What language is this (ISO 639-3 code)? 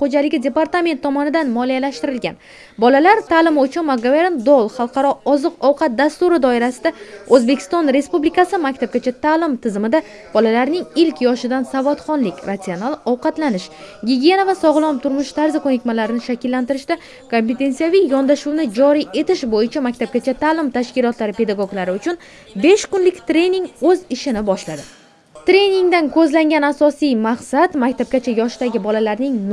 tur